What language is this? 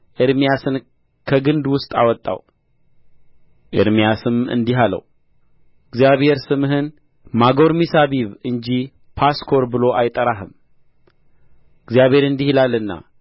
Amharic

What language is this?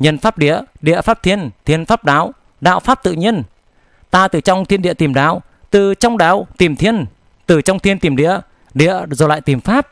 Vietnamese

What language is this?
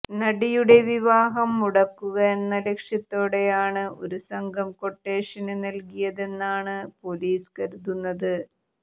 Malayalam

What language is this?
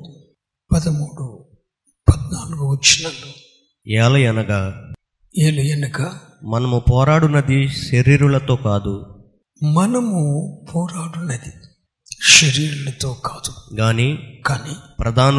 Telugu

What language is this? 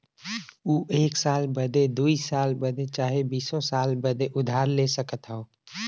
Bhojpuri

